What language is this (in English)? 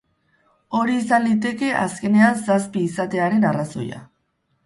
Basque